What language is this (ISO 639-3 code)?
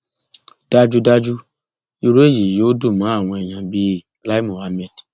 yor